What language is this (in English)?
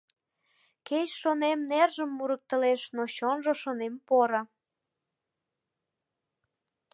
Mari